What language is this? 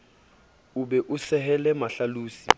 Southern Sotho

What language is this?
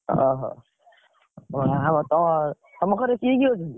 Odia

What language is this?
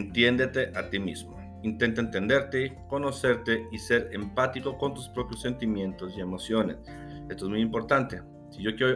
Spanish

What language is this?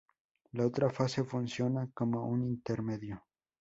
Spanish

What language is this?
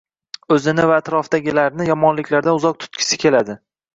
Uzbek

